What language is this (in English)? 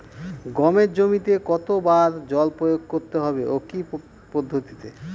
Bangla